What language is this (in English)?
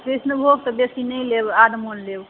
Maithili